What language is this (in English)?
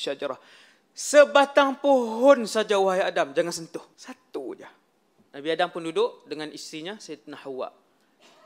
Malay